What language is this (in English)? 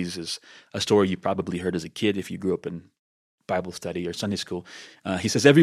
English